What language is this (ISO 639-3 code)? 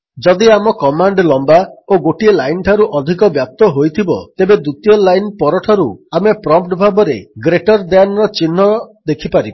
ori